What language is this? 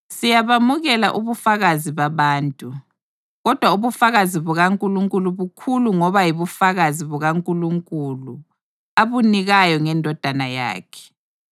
North Ndebele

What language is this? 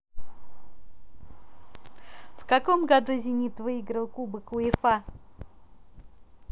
Russian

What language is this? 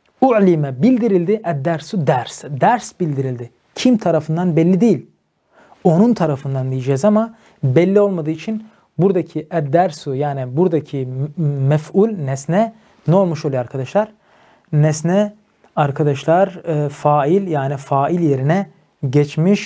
Turkish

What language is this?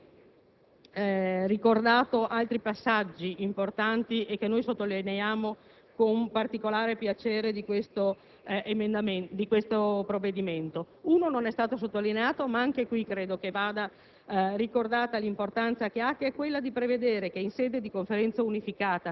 Italian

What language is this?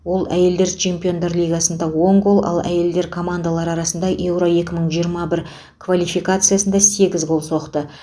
Kazakh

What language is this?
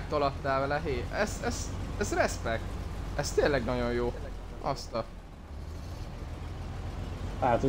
Hungarian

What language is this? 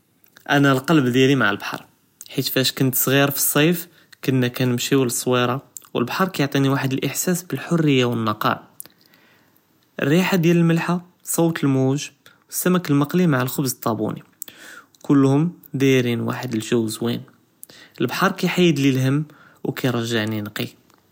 Judeo-Arabic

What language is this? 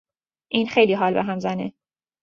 Persian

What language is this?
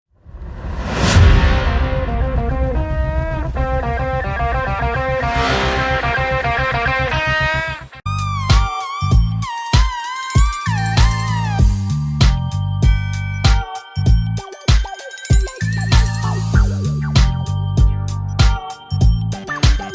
English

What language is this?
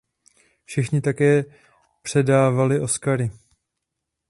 Czech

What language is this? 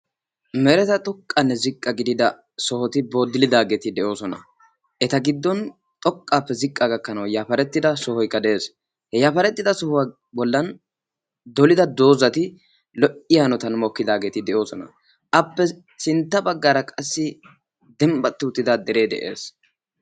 Wolaytta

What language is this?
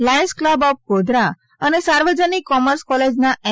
Gujarati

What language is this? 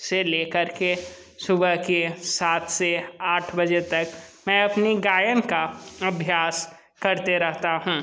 Hindi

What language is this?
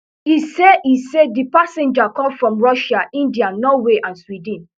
Nigerian Pidgin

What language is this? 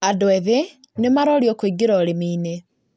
Kikuyu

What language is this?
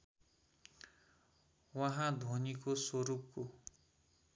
Nepali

